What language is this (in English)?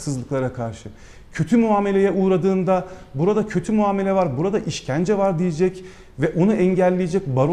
Turkish